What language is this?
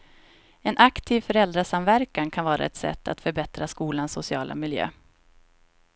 Swedish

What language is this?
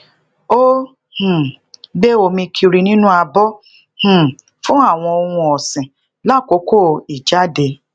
Yoruba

